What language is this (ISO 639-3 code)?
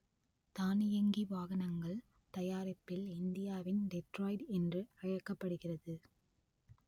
tam